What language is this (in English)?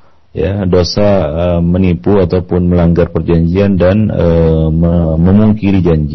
Malay